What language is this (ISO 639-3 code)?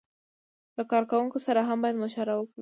pus